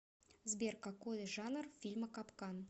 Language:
Russian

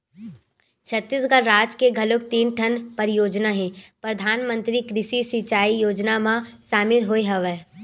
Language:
Chhattisgarhi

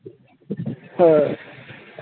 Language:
Santali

